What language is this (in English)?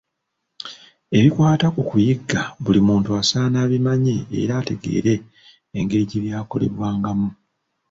Ganda